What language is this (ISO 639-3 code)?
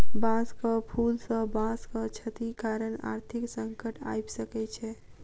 mai